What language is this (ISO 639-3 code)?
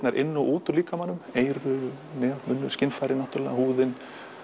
isl